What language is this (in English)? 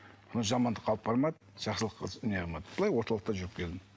Kazakh